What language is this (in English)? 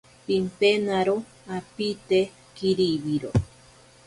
Ashéninka Perené